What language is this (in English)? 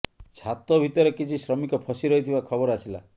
Odia